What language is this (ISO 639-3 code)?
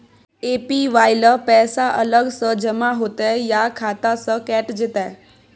mai